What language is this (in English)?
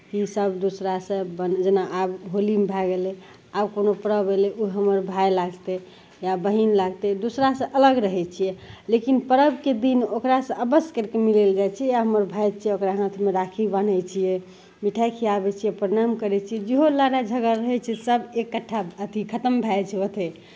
Maithili